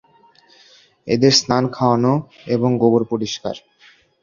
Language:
Bangla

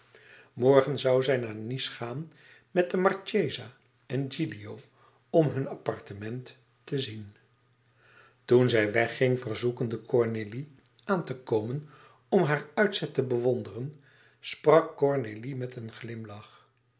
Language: Dutch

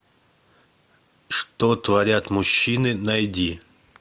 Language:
Russian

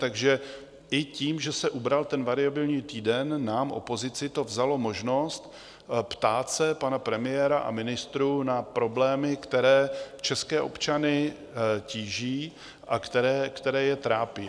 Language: Czech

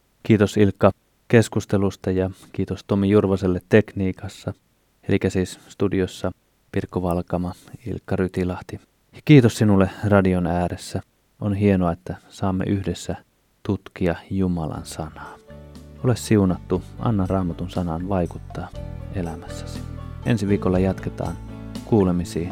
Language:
Finnish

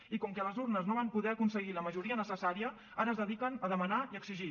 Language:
Catalan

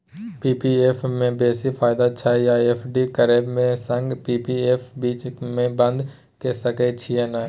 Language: Maithili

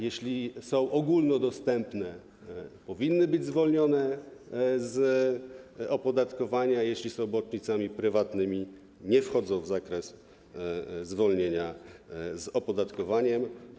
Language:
Polish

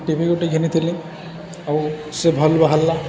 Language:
Odia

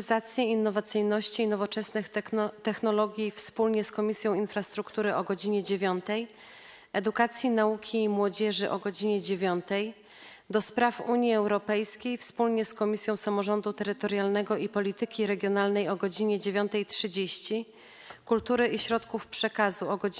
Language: Polish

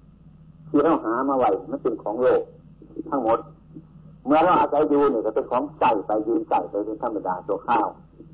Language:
Thai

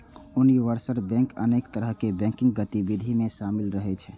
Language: Maithili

